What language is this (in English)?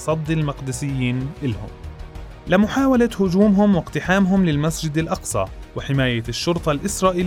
Arabic